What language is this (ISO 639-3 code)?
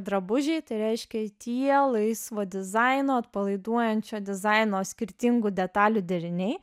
lit